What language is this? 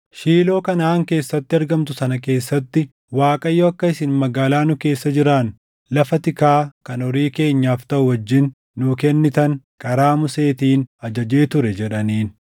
Oromo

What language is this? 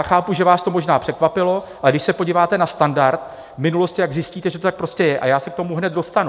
Czech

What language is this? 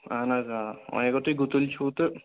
Kashmiri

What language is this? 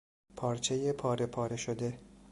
Persian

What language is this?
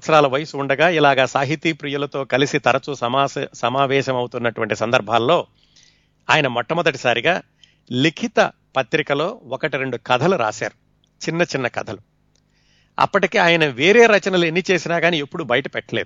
Telugu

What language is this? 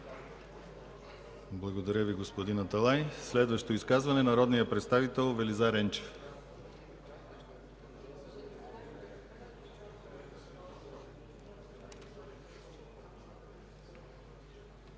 Bulgarian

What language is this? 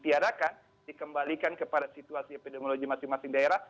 Indonesian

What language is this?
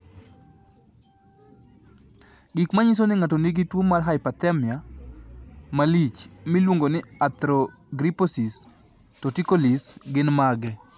Luo (Kenya and Tanzania)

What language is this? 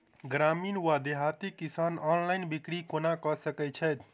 Maithili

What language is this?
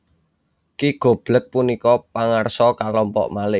Javanese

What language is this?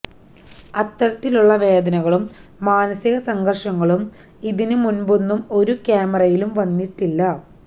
Malayalam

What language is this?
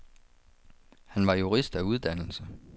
Danish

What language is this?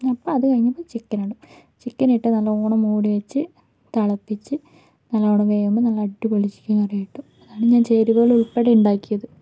Malayalam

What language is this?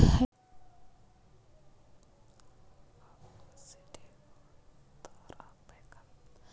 Kannada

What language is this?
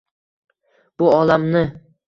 Uzbek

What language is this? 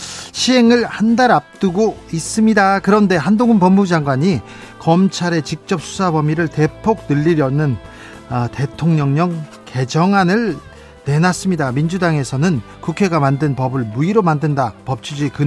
Korean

